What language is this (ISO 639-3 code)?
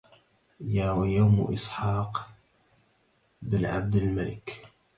ara